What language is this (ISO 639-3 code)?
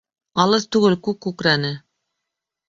bak